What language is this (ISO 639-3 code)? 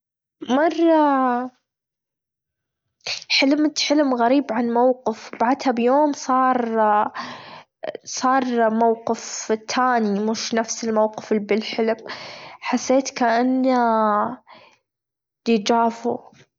afb